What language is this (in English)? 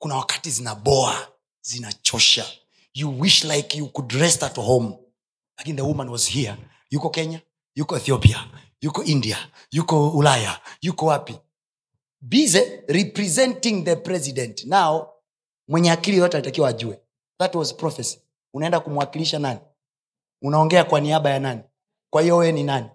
Swahili